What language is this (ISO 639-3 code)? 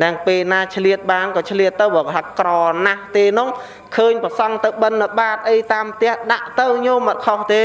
vie